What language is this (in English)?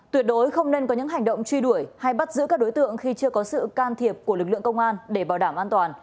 Vietnamese